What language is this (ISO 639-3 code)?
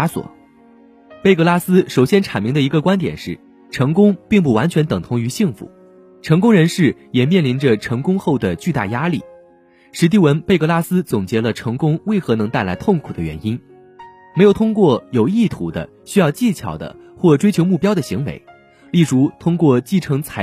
zho